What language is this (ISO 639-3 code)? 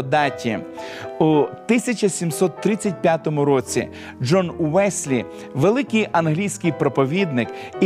ukr